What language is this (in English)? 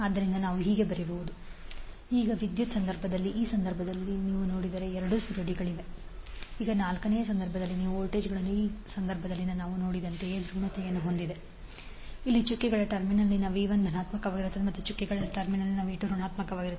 Kannada